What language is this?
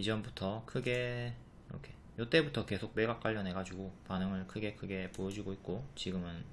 Korean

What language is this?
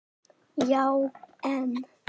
Icelandic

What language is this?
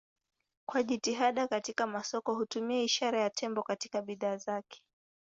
Swahili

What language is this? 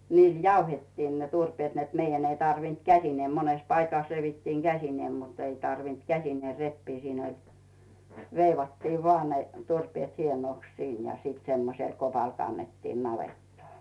Finnish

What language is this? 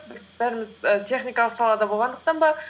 Kazakh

